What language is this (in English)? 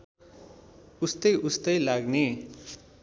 Nepali